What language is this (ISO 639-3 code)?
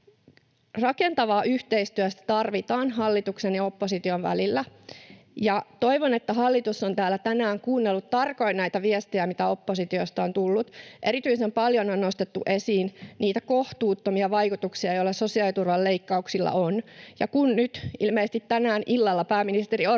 fin